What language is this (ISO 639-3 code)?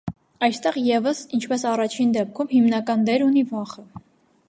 hye